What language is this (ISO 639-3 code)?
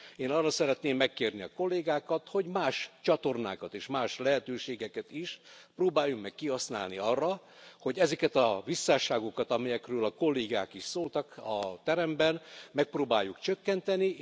hun